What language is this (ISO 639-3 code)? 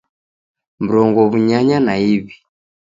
dav